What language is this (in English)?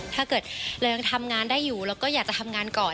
Thai